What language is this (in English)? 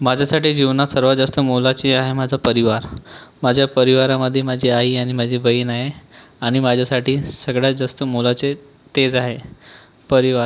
Marathi